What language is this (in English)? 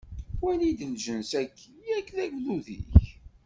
Kabyle